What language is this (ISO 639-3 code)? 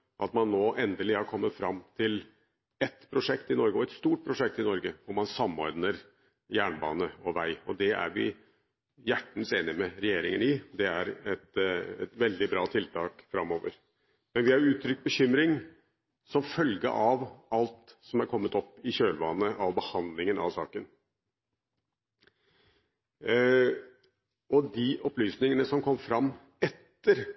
nob